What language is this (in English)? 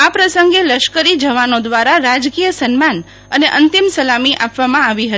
Gujarati